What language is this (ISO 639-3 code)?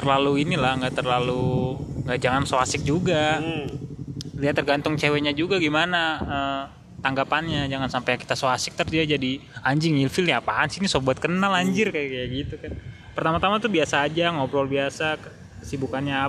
ind